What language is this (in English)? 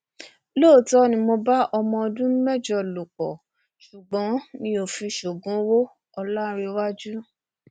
Yoruba